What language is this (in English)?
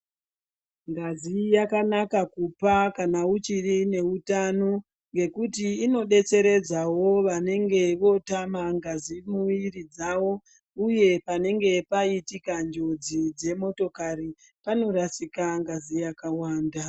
Ndau